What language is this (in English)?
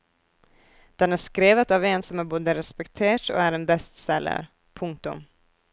Norwegian